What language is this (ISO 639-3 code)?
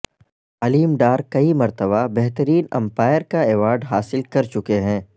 urd